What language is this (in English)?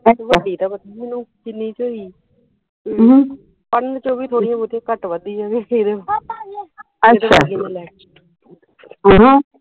Punjabi